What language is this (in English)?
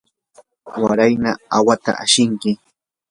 Yanahuanca Pasco Quechua